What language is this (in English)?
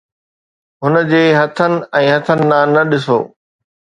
Sindhi